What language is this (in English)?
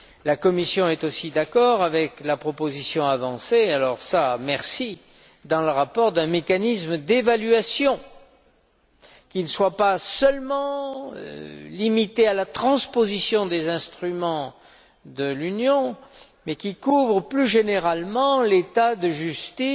French